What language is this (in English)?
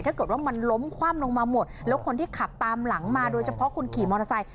Thai